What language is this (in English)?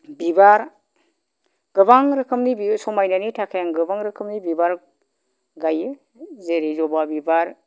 Bodo